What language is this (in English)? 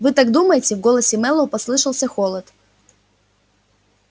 Russian